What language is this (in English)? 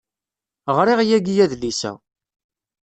Kabyle